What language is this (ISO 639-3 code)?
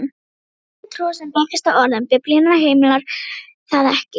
isl